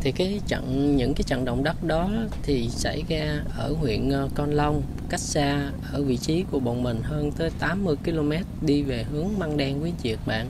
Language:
Vietnamese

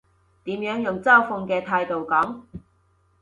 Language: Cantonese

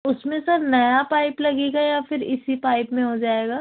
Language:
Urdu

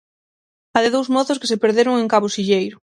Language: Galician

